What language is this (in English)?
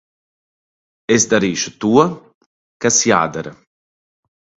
Latvian